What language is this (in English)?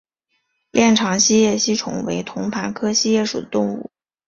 Chinese